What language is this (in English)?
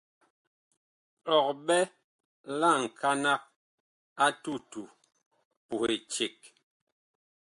Bakoko